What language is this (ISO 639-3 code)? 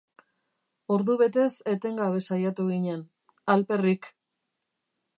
eus